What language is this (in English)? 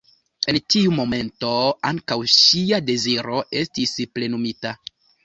Esperanto